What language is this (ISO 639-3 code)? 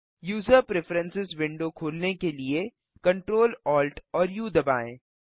hin